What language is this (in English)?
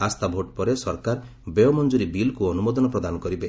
Odia